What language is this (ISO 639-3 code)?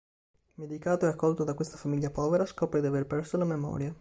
ita